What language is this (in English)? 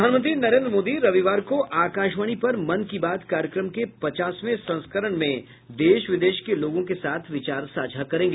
Hindi